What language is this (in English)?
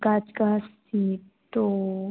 Hindi